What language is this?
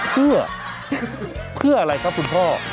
Thai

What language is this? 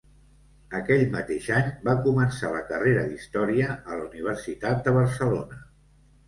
Catalan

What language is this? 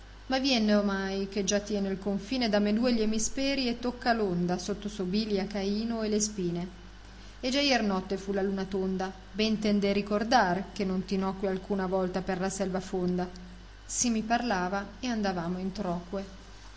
Italian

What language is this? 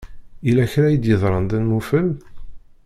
Kabyle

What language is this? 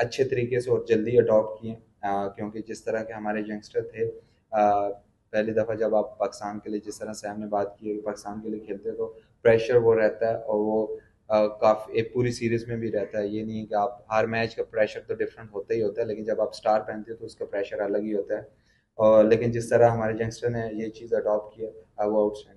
Hindi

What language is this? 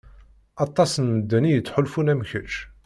Kabyle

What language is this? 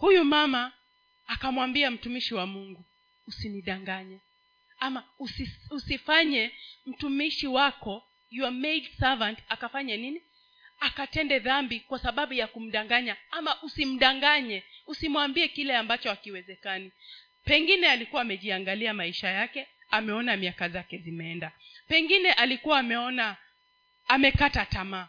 Swahili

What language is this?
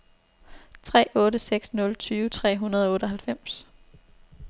Danish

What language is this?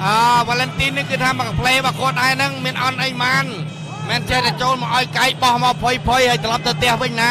Thai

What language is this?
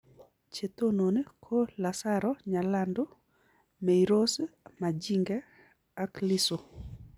Kalenjin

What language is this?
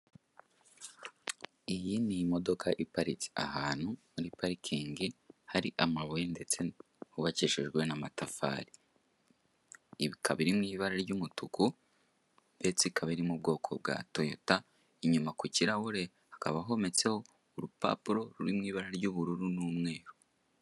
Kinyarwanda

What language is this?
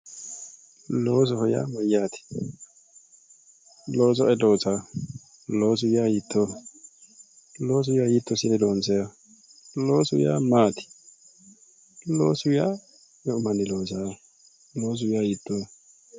Sidamo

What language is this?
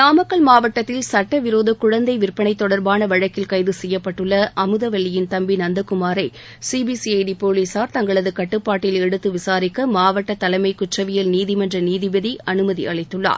Tamil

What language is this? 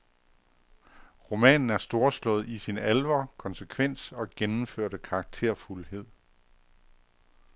Danish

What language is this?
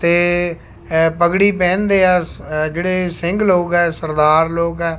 Punjabi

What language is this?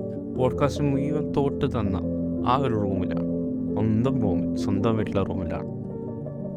Malayalam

